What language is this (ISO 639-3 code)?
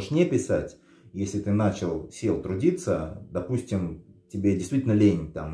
rus